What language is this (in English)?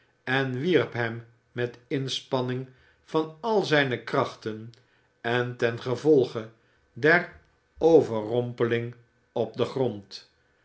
Dutch